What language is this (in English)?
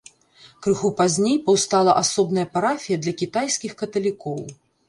Belarusian